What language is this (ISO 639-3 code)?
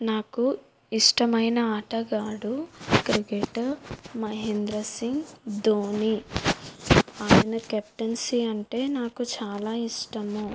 tel